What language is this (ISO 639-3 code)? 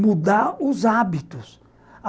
por